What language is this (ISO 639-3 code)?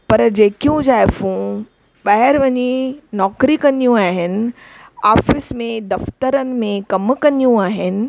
snd